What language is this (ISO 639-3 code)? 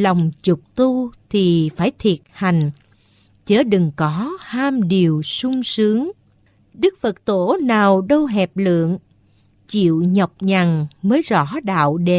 vie